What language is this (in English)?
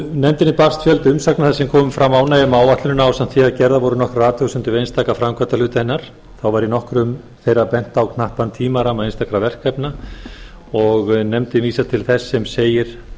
Icelandic